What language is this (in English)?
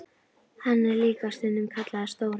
Icelandic